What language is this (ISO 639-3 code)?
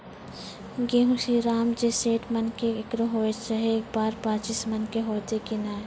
mai